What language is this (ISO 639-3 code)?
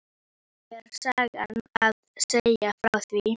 isl